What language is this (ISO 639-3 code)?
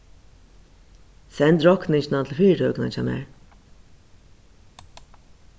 fao